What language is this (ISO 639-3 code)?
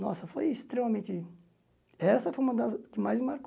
por